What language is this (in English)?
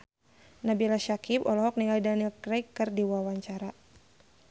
Sundanese